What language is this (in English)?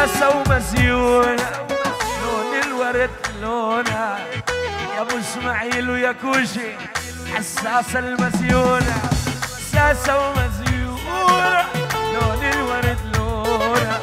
Arabic